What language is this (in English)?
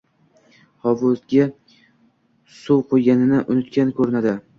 Uzbek